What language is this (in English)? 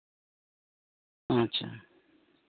Santali